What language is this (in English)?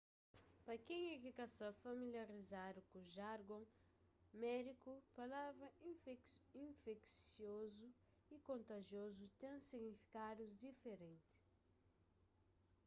Kabuverdianu